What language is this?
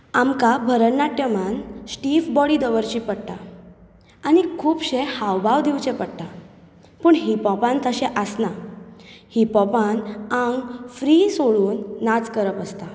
Konkani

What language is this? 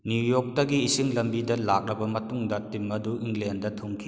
Manipuri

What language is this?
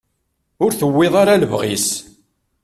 Kabyle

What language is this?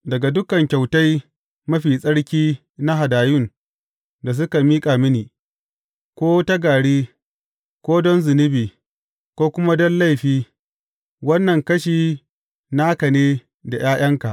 Hausa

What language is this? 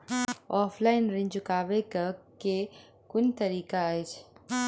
Maithili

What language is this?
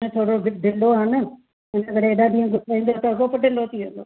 Sindhi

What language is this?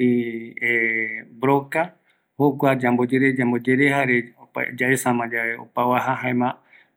Eastern Bolivian Guaraní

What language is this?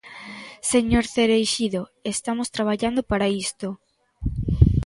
Galician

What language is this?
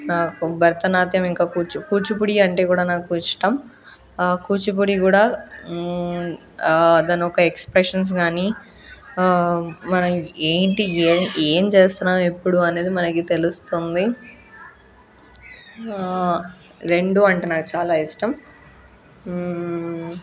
Telugu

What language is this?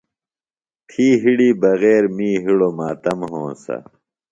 Phalura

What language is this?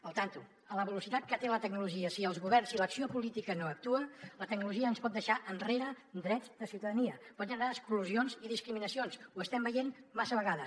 Catalan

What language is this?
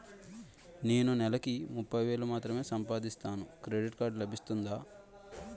Telugu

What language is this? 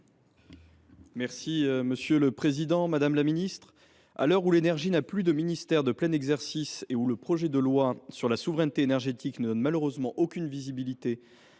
French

